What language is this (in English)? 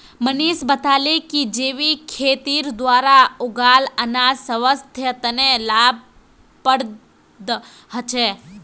Magahi